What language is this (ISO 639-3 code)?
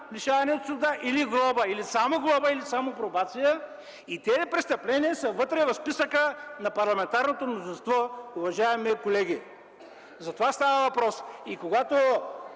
bul